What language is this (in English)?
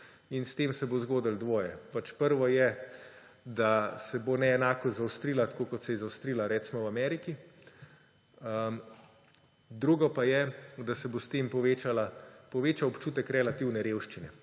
Slovenian